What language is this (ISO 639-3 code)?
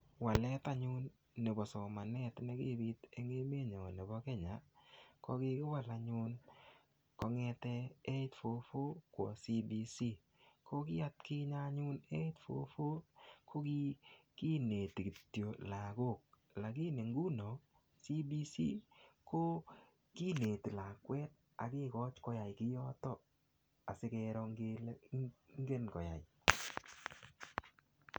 kln